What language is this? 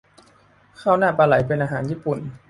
Thai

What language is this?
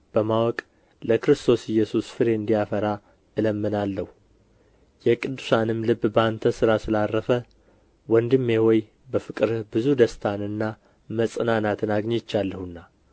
Amharic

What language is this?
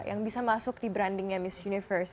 Indonesian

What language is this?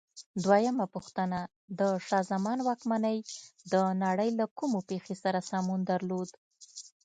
Pashto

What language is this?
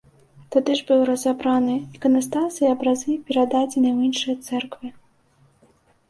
Belarusian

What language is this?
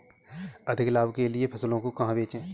Hindi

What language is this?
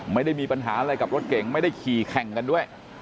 Thai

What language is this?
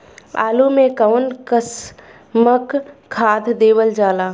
Bhojpuri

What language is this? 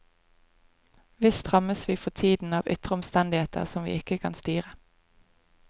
Norwegian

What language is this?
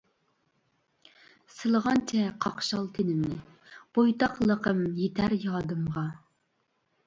Uyghur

